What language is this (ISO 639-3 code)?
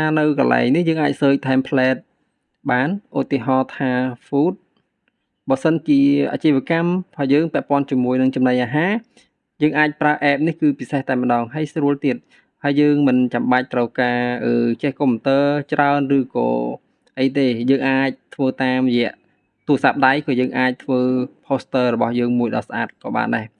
vie